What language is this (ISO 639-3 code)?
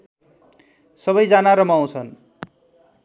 nep